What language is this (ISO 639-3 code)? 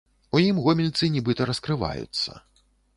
bel